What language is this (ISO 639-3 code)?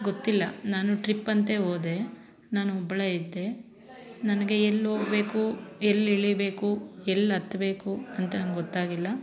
kan